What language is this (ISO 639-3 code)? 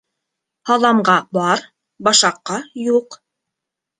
bak